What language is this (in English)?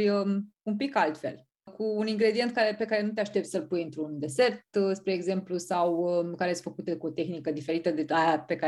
Romanian